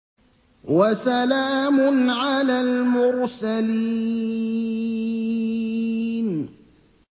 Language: Arabic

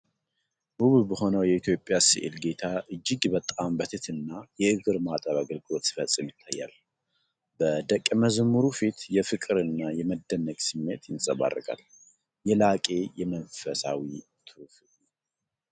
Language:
Amharic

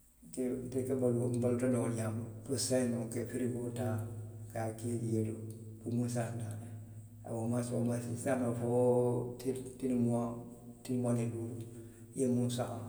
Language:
Western Maninkakan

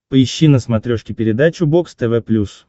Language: Russian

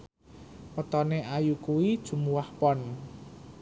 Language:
Javanese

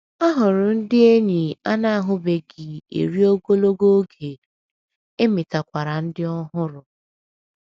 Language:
Igbo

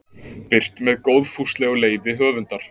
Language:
Icelandic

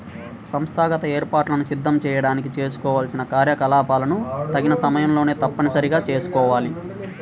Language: Telugu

